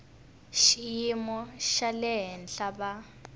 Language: Tsonga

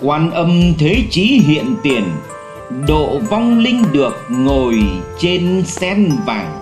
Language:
Vietnamese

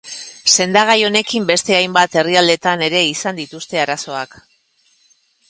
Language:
Basque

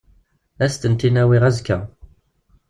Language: Kabyle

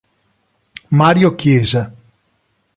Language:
Italian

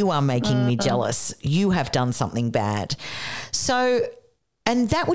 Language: English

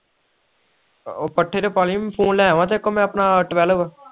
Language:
Punjabi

